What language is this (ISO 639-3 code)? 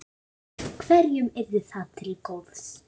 isl